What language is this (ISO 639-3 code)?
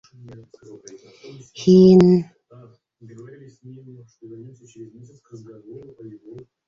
bak